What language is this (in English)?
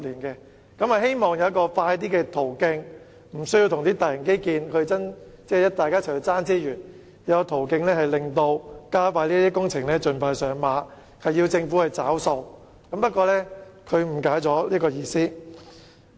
Cantonese